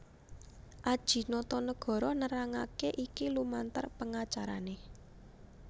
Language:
Javanese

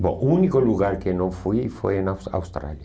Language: Portuguese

